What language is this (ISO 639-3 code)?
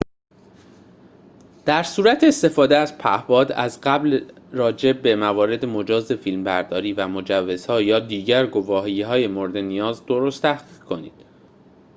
fas